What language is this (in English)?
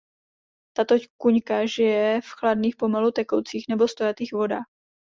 Czech